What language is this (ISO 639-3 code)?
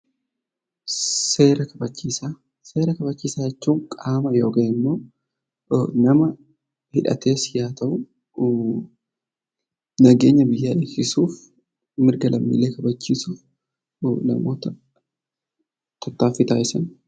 orm